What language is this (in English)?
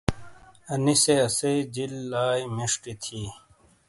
Shina